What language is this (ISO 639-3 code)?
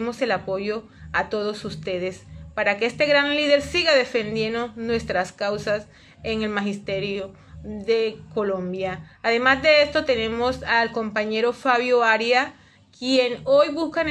spa